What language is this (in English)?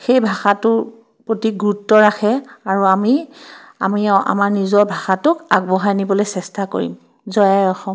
Assamese